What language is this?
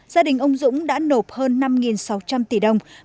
Vietnamese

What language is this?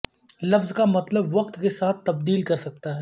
Urdu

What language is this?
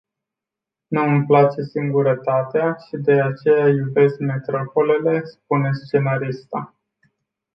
Romanian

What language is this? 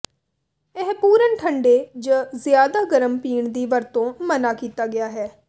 Punjabi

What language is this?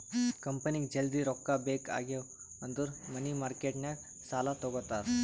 Kannada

